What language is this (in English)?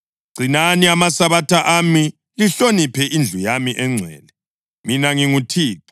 North Ndebele